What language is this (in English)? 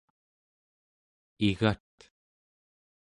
Central Yupik